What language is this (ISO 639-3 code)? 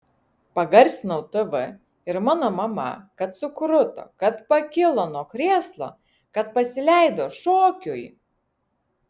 lit